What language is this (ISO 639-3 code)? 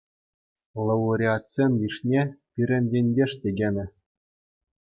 chv